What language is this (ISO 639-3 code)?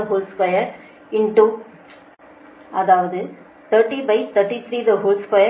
tam